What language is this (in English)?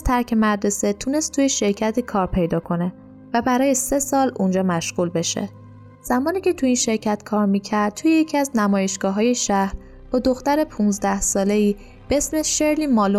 Persian